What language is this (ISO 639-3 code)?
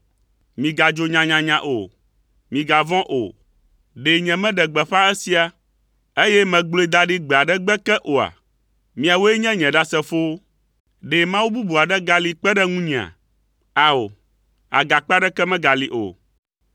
ewe